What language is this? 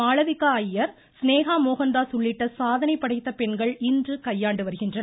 Tamil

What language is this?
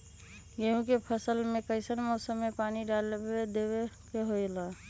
Magahi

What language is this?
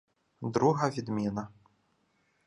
Ukrainian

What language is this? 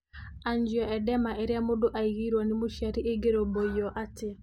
Kikuyu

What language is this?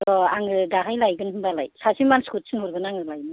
Bodo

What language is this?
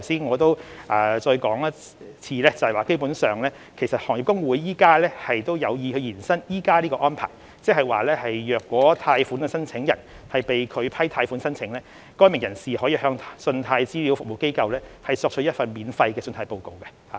Cantonese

